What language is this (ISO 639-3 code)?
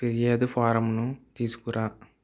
tel